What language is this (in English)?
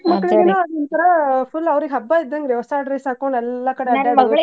Kannada